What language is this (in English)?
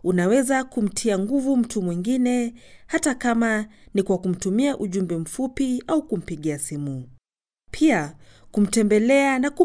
Swahili